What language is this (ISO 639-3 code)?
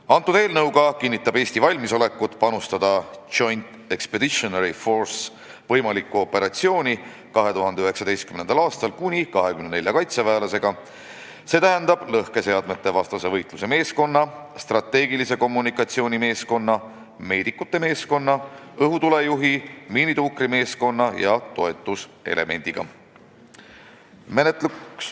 est